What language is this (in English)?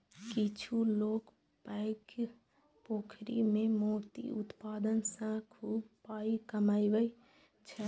Maithili